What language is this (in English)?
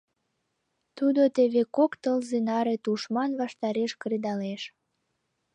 Mari